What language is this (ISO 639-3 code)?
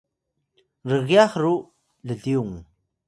tay